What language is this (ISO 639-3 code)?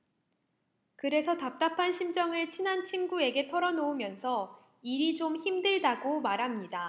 kor